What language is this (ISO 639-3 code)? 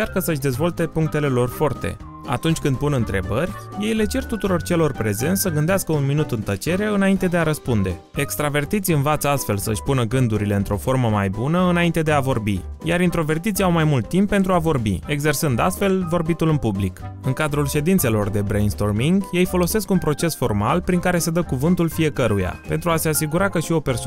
ron